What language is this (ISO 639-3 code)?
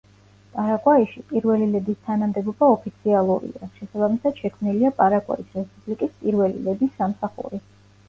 kat